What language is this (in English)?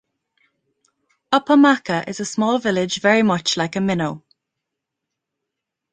English